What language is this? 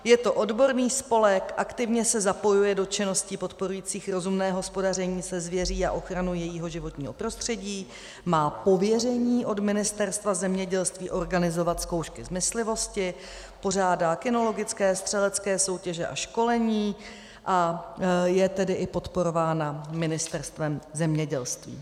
Czech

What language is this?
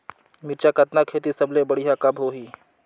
Chhattisgarhi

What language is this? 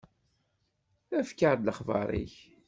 Kabyle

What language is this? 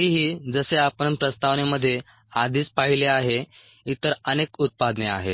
Marathi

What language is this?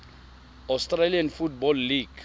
Tswana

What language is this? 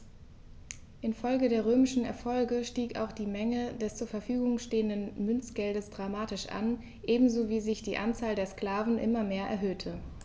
German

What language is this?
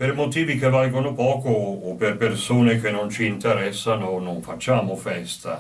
Italian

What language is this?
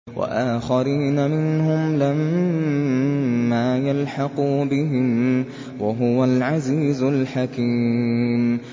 Arabic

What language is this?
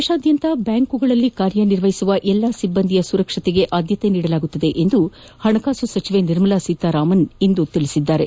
Kannada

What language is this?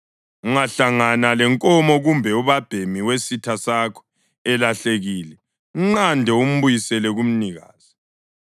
North Ndebele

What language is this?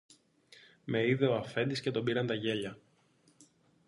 Greek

